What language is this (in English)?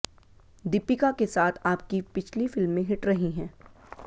Hindi